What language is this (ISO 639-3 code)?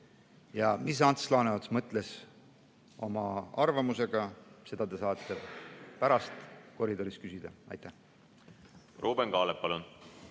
est